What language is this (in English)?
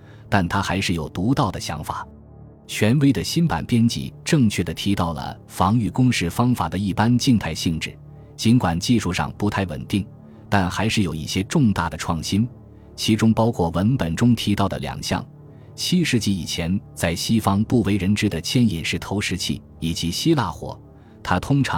Chinese